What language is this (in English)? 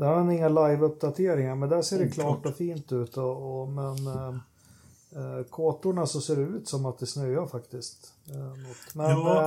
Swedish